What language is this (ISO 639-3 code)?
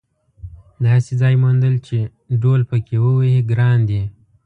pus